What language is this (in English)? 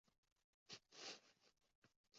Uzbek